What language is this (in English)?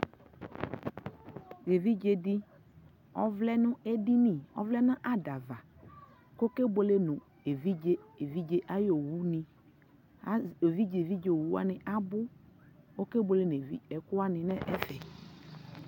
Ikposo